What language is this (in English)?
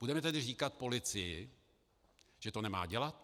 Czech